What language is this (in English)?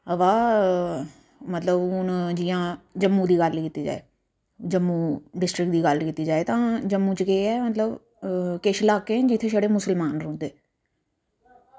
Dogri